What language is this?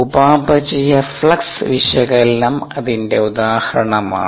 Malayalam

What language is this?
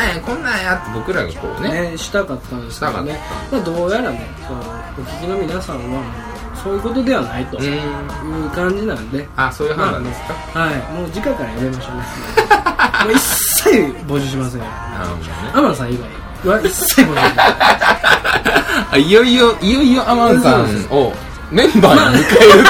Japanese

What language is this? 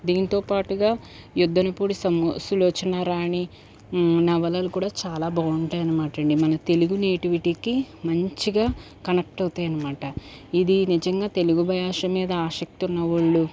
Telugu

